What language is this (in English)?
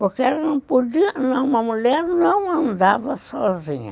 Portuguese